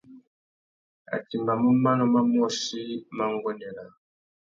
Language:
Tuki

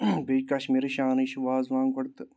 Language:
Kashmiri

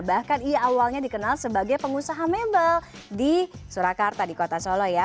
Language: Indonesian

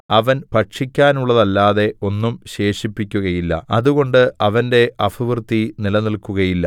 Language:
Malayalam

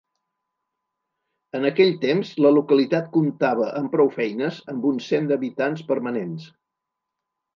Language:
Catalan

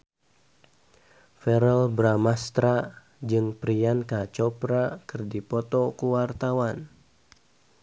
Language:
Sundanese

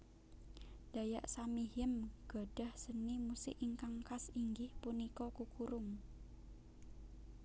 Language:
Javanese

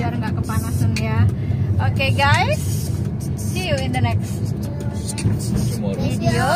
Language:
Indonesian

